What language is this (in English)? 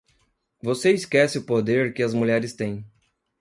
Portuguese